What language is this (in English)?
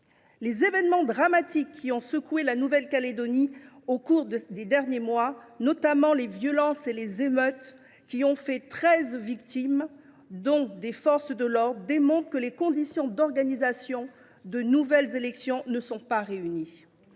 French